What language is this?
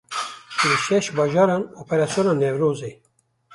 Kurdish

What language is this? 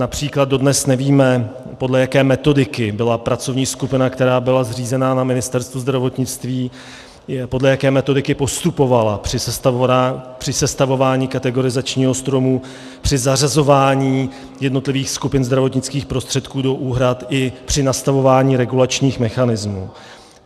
Czech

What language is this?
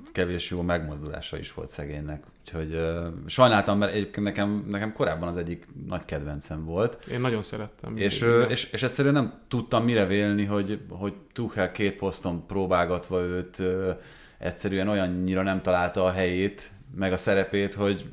Hungarian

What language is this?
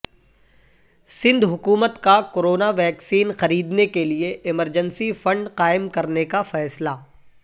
Urdu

